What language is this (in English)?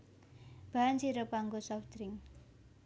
Javanese